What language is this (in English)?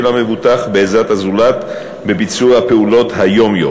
Hebrew